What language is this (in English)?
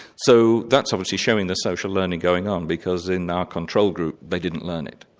English